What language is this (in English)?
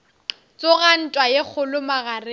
Northern Sotho